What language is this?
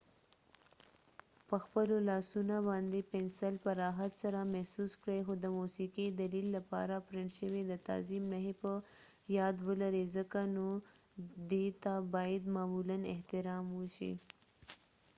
Pashto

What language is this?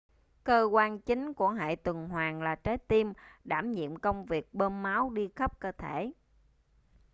Vietnamese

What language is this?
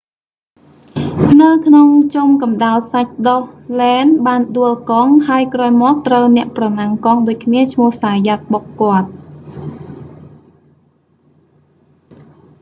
Khmer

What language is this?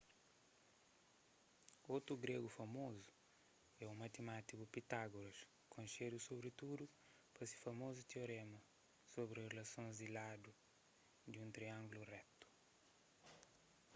Kabuverdianu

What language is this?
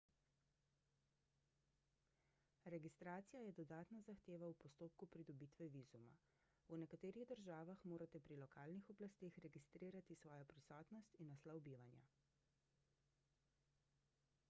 Slovenian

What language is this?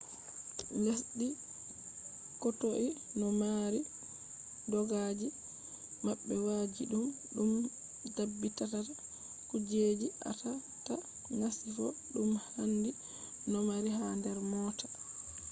Fula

